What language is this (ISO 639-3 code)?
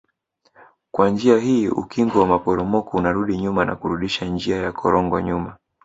swa